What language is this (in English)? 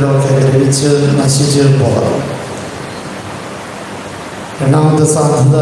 Arabic